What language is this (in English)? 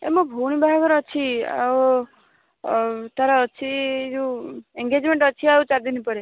Odia